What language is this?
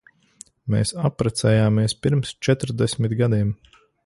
Latvian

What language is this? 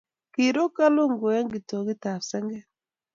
Kalenjin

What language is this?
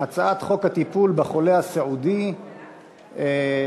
Hebrew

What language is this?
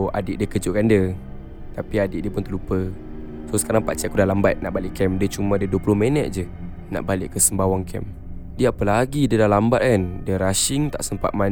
Malay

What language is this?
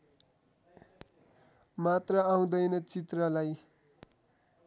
Nepali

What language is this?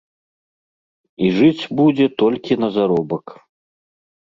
Belarusian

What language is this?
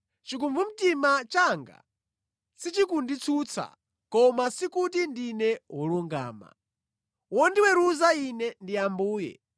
Nyanja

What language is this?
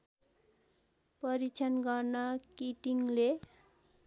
Nepali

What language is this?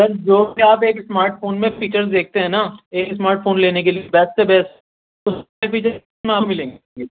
Urdu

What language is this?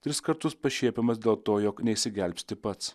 Lithuanian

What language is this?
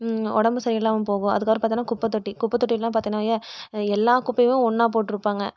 Tamil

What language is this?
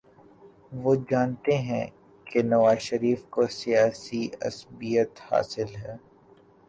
Urdu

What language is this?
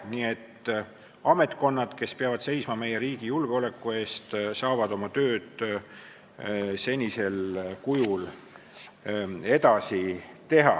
Estonian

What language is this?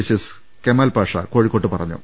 Malayalam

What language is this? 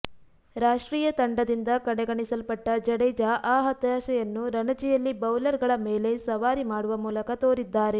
Kannada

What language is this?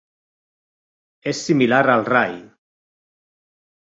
Catalan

